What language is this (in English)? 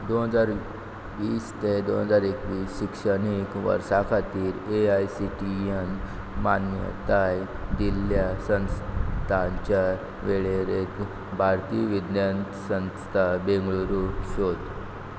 Konkani